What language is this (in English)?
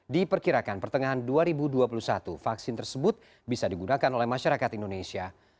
Indonesian